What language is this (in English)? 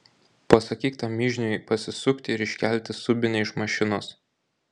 Lithuanian